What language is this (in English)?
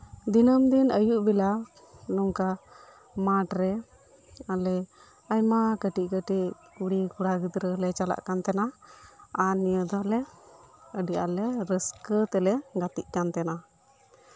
Santali